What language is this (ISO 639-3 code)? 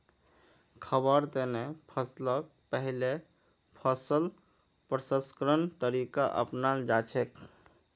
mag